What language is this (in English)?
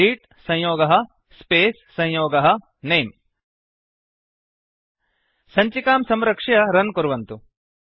Sanskrit